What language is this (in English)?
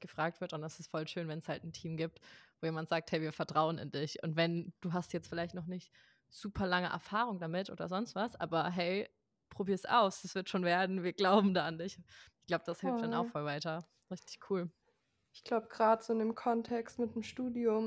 German